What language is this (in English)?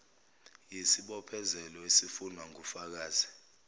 Zulu